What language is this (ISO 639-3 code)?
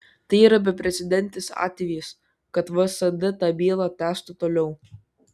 lit